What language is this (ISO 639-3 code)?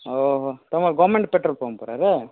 ori